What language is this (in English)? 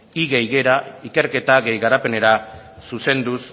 Basque